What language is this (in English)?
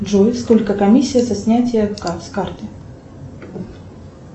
Russian